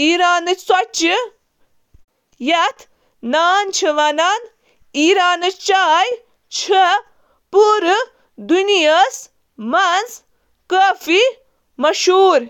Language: Kashmiri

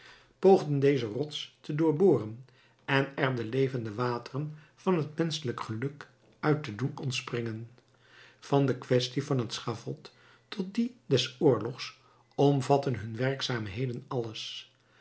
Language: Dutch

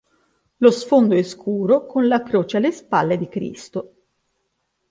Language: Italian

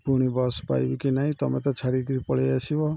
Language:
Odia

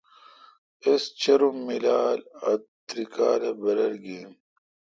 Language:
Kalkoti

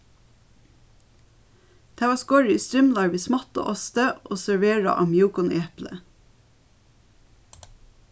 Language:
Faroese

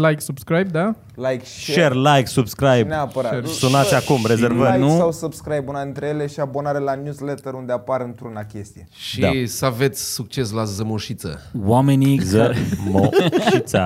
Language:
Romanian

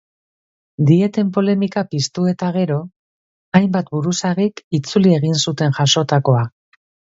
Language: Basque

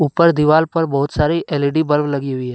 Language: Hindi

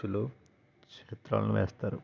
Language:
Telugu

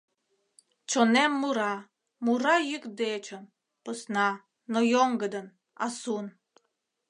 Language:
Mari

